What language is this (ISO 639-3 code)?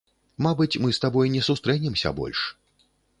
bel